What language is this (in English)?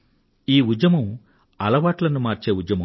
Telugu